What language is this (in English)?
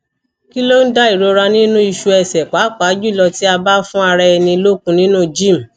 Yoruba